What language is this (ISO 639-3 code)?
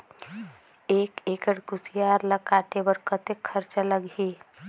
hne